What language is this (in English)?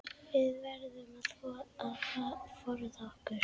Icelandic